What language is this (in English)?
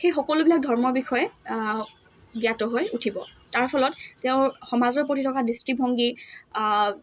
Assamese